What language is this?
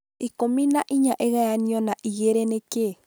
Kikuyu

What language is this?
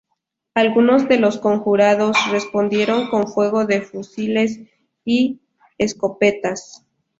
Spanish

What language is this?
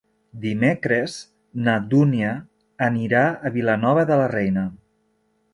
Catalan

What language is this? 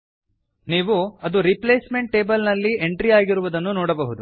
Kannada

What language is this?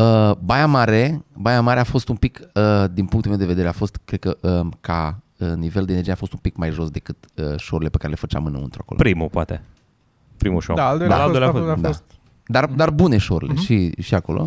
Romanian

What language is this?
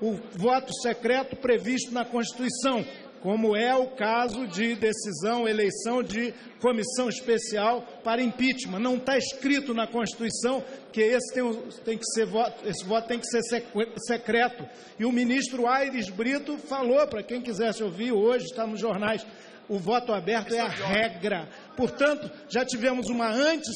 Portuguese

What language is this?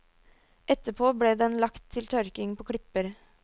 Norwegian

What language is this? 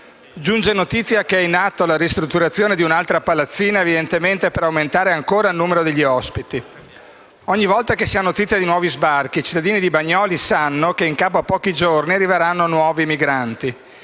Italian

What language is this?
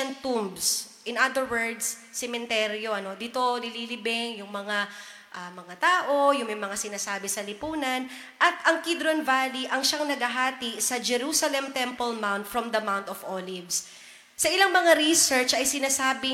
Filipino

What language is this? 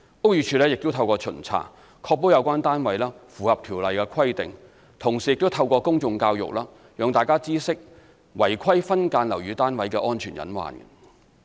Cantonese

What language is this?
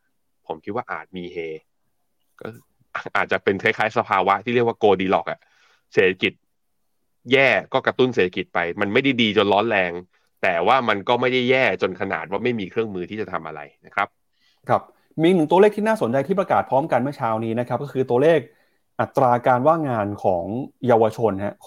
Thai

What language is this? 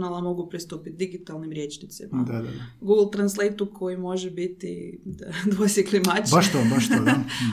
Croatian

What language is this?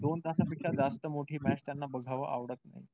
Marathi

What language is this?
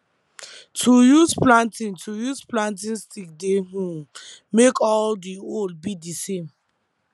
Nigerian Pidgin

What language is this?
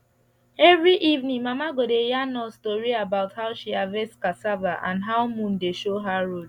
Nigerian Pidgin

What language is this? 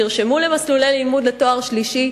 Hebrew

